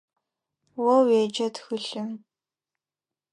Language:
Adyghe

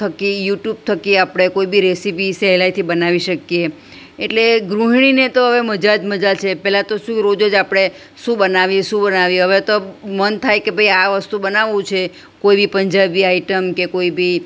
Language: Gujarati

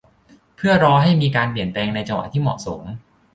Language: Thai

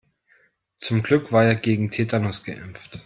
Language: German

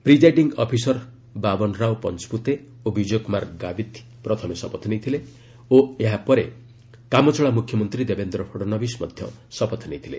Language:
Odia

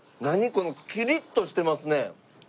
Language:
Japanese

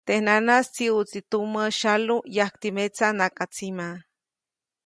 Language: Copainalá Zoque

